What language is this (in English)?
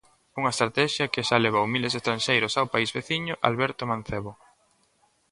Galician